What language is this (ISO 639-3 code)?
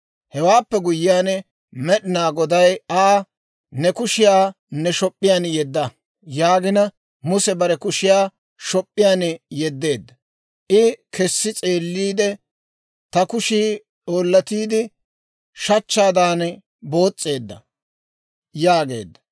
dwr